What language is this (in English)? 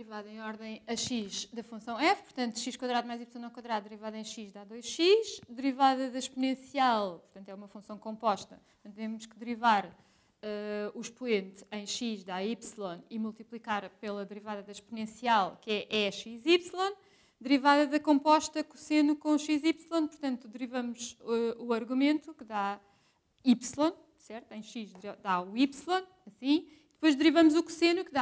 Portuguese